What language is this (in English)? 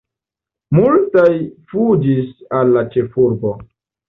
Esperanto